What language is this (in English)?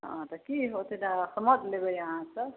Maithili